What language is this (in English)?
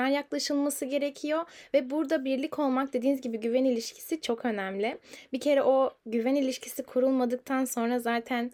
Turkish